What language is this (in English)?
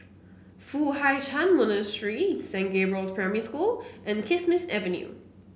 English